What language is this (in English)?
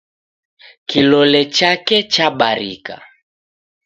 Taita